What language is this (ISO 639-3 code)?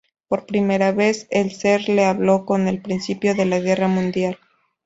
spa